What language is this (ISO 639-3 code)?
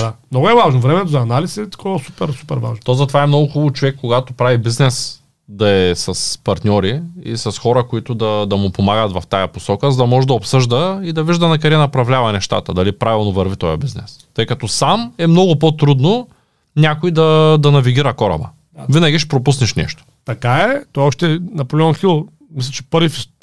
bul